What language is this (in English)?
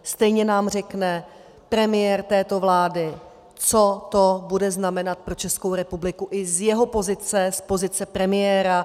Czech